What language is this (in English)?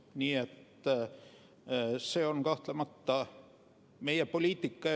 Estonian